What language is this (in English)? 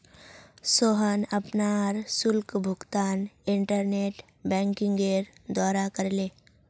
Magahi